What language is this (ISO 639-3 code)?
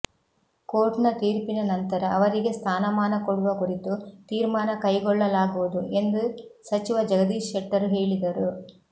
kan